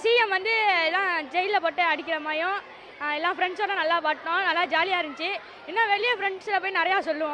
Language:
Japanese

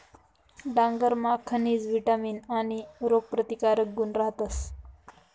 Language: Marathi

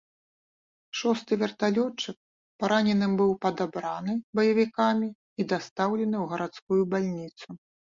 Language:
Belarusian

